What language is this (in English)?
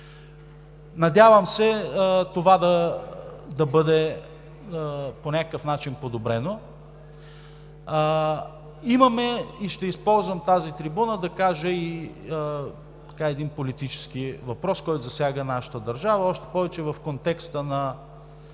Bulgarian